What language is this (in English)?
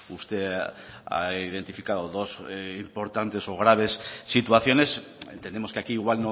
Spanish